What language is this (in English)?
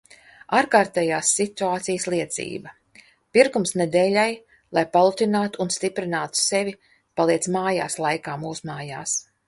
Latvian